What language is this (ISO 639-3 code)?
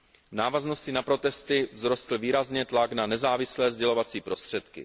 ces